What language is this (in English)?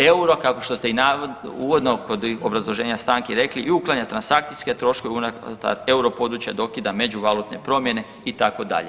Croatian